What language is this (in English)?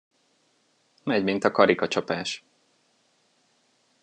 Hungarian